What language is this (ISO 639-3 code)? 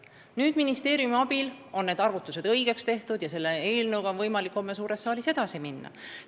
est